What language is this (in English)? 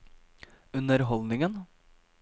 Norwegian